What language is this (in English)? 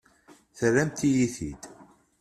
Kabyle